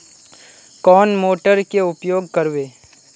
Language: Magahi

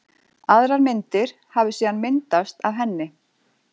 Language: Icelandic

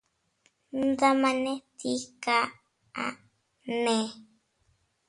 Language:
Teutila Cuicatec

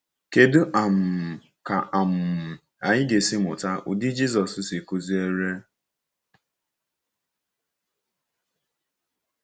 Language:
Igbo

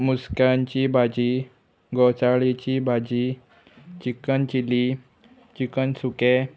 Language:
Konkani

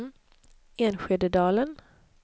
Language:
Swedish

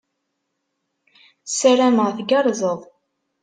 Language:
Kabyle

